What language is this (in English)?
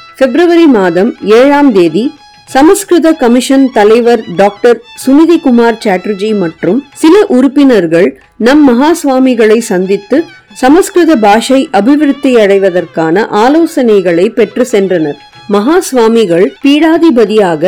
Tamil